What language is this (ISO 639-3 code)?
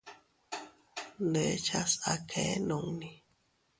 cut